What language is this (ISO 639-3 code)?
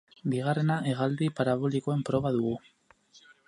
eus